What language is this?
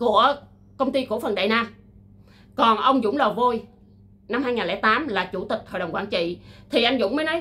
Vietnamese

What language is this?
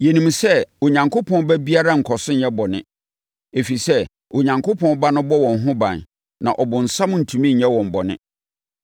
Akan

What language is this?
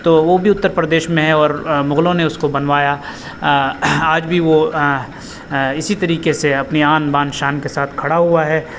Urdu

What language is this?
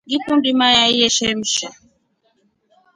Rombo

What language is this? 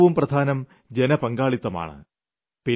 Malayalam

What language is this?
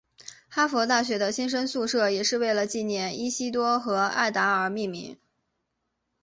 Chinese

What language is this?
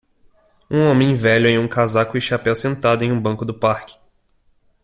Portuguese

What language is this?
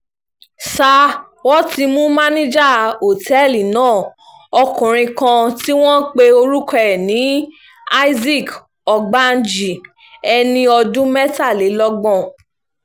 Yoruba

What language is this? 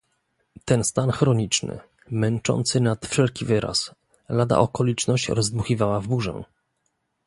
Polish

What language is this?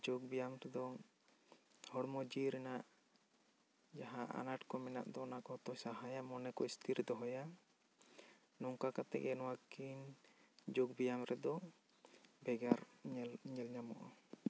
Santali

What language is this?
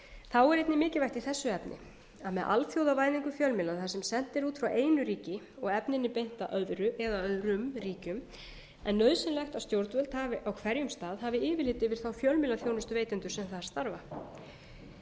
Icelandic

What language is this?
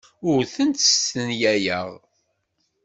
Kabyle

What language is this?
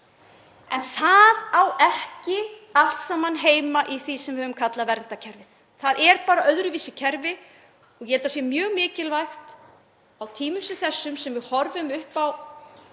Icelandic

